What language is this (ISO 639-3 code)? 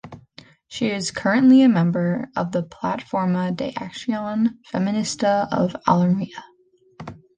eng